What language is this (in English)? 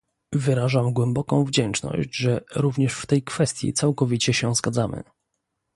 Polish